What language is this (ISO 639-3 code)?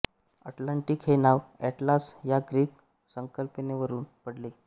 mar